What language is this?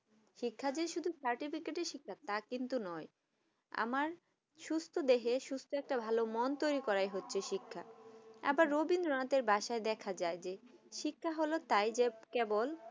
Bangla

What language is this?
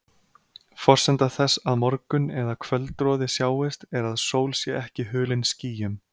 Icelandic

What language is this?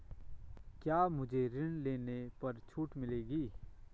Hindi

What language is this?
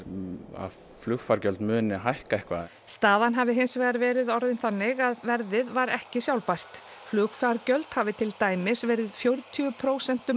Icelandic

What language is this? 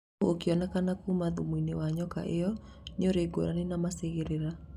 Kikuyu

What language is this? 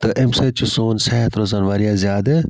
Kashmiri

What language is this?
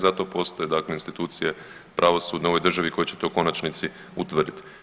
Croatian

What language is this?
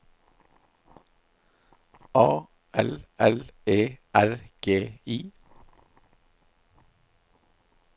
Norwegian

